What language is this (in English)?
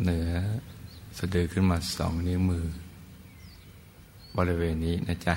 Thai